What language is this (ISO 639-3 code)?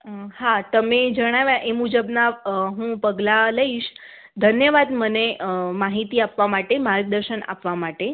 guj